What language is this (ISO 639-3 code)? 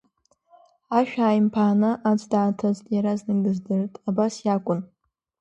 abk